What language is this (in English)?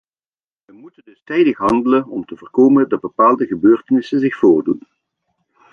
Dutch